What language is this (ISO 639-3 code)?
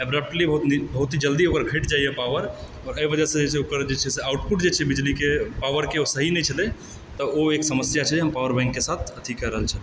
mai